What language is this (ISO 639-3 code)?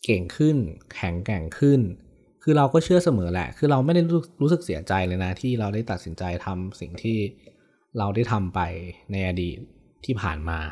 tha